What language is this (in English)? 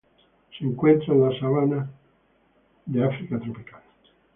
Spanish